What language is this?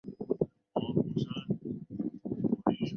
Chinese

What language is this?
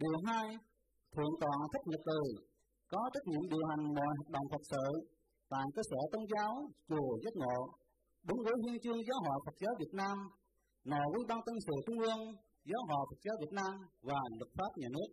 Vietnamese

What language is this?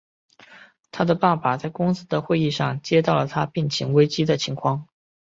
Chinese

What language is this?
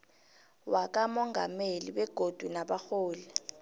South Ndebele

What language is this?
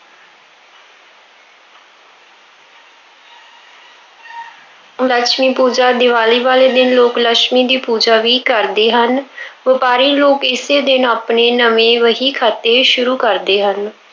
Punjabi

